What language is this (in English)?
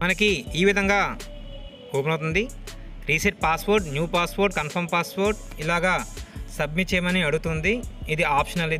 Hindi